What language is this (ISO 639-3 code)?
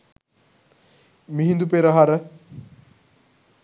sin